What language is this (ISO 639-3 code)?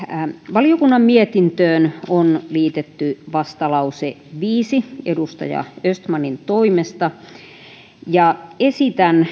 fin